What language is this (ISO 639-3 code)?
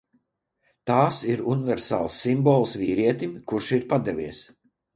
lav